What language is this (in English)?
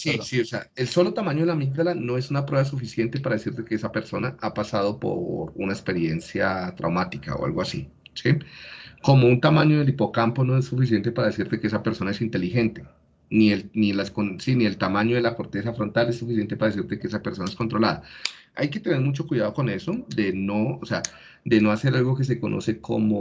Spanish